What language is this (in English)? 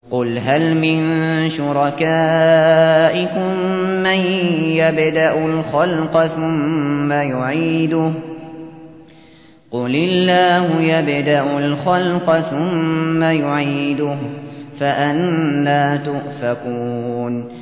Arabic